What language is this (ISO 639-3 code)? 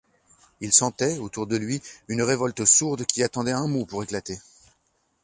fra